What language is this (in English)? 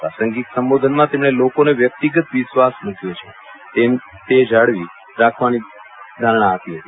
Gujarati